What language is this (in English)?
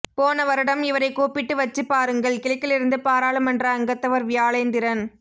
Tamil